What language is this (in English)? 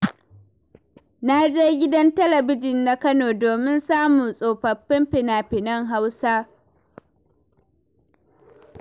Hausa